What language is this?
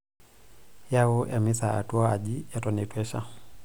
Masai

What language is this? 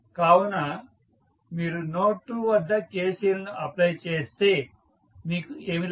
Telugu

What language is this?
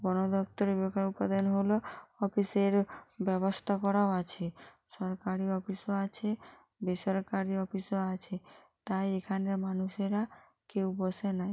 Bangla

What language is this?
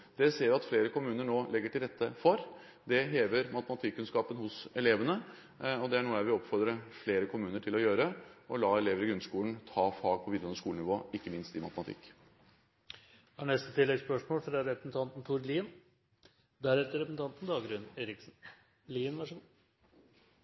Norwegian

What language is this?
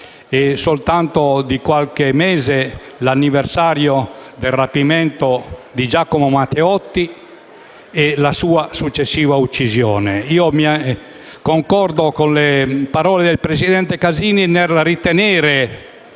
Italian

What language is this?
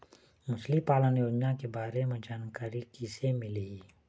Chhattisgarhi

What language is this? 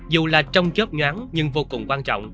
Vietnamese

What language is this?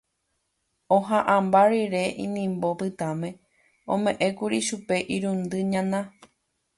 Guarani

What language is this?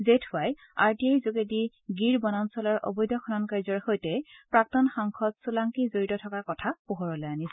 Assamese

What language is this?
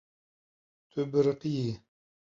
Kurdish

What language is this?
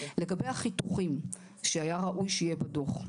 Hebrew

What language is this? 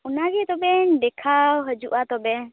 Santali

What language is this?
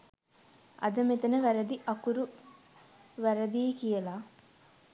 Sinhala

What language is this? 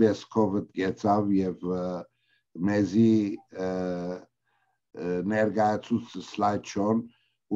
Turkish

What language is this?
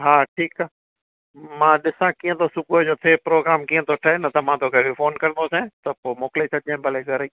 Sindhi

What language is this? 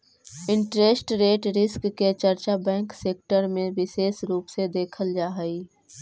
Magahi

